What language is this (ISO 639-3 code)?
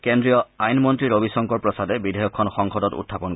asm